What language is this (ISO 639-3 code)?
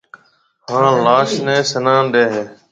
mve